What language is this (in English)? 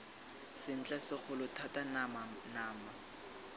Tswana